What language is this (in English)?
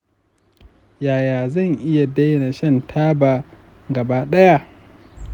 Hausa